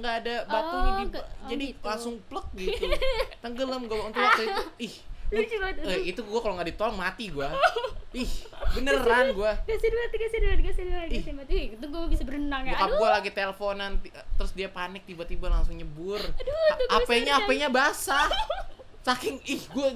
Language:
Indonesian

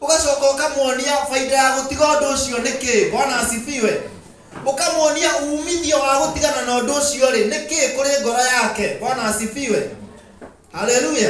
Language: Indonesian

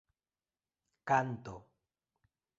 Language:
Esperanto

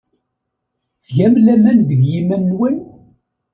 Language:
Kabyle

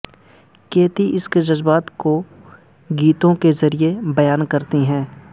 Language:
Urdu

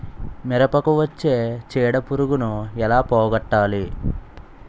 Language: Telugu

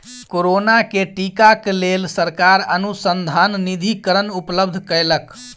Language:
Maithili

